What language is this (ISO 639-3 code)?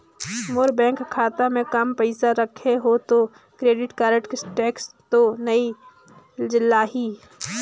hne